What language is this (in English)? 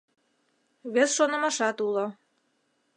Mari